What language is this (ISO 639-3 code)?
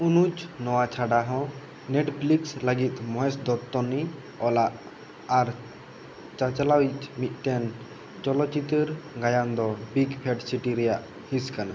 sat